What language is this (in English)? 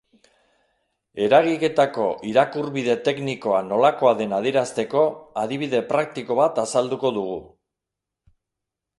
Basque